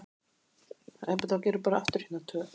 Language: Icelandic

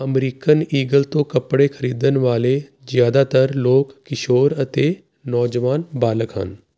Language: Punjabi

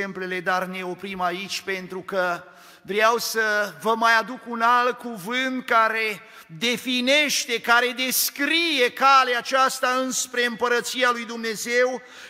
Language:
Romanian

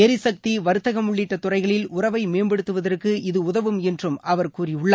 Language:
Tamil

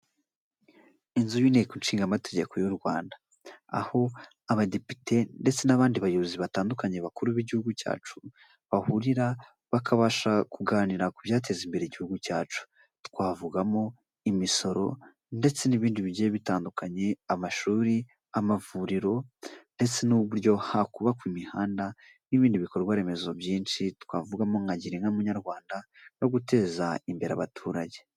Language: Kinyarwanda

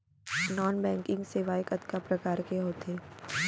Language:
Chhattisgarhi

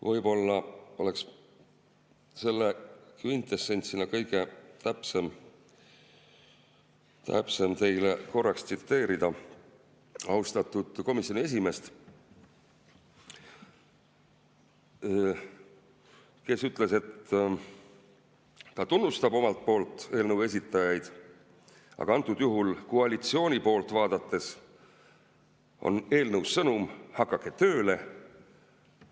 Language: Estonian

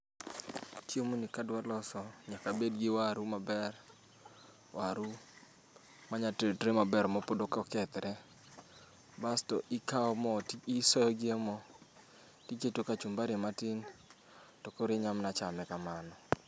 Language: Luo (Kenya and Tanzania)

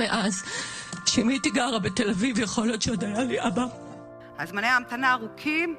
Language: Hebrew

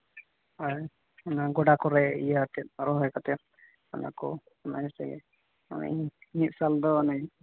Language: Santali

